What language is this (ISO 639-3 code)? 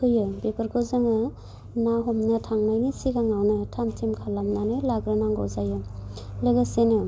brx